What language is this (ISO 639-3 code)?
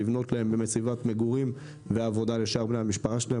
heb